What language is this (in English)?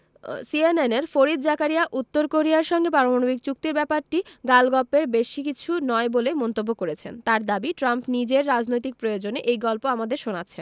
Bangla